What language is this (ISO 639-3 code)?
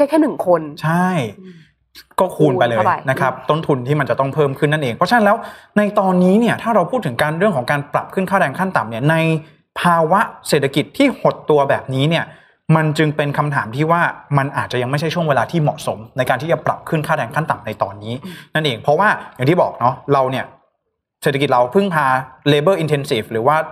tha